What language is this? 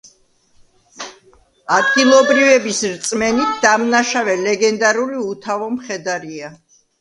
Georgian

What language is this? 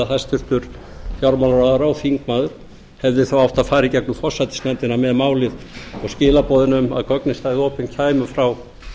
Icelandic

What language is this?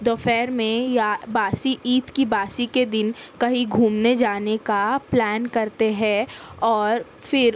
Urdu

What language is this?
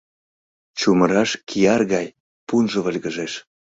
Mari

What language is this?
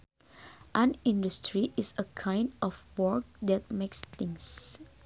Sundanese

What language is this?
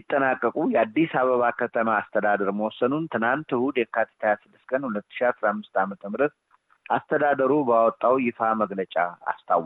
Amharic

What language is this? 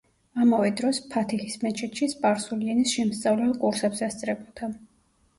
Georgian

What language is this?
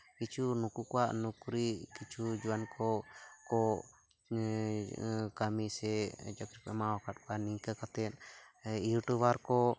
Santali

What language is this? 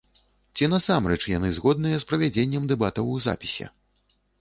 Belarusian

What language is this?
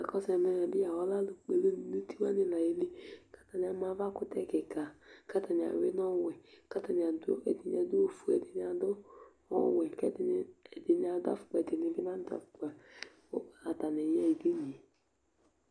Ikposo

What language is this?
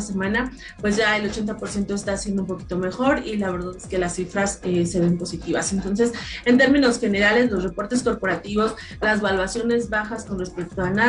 Spanish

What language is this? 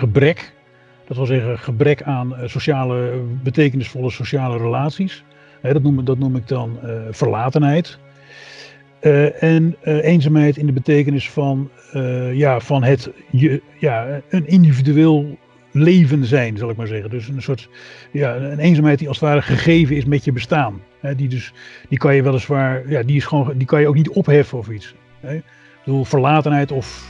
Dutch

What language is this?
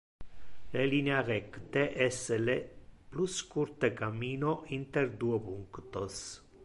Interlingua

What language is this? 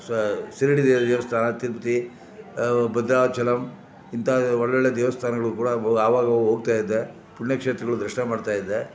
Kannada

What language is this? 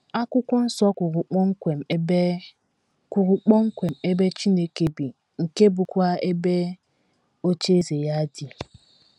Igbo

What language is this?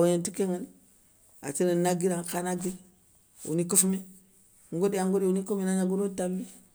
Soninke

